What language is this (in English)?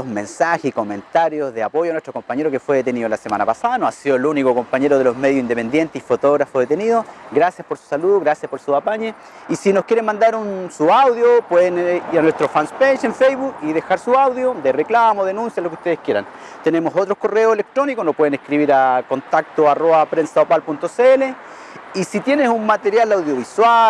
Spanish